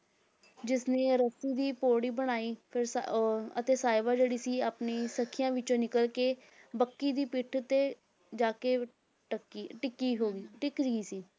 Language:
Punjabi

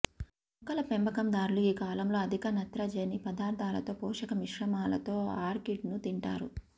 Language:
Telugu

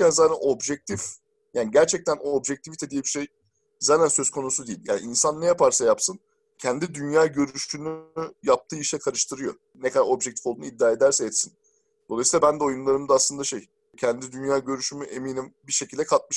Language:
Turkish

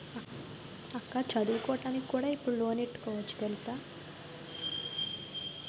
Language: Telugu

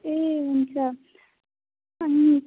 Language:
Nepali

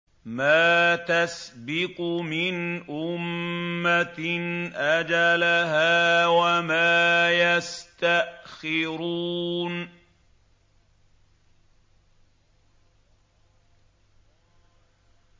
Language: Arabic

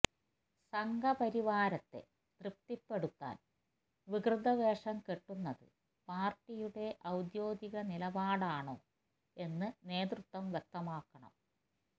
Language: Malayalam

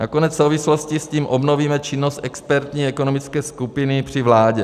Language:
Czech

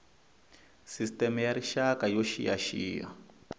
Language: Tsonga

